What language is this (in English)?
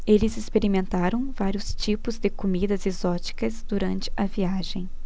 Portuguese